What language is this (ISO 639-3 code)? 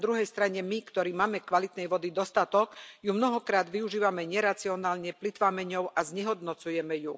slk